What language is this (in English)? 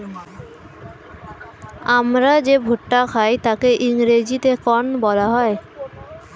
Bangla